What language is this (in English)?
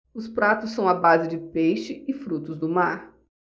Portuguese